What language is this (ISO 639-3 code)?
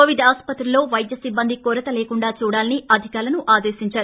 tel